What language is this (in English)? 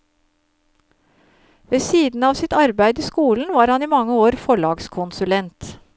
Norwegian